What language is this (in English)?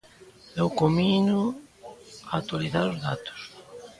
Galician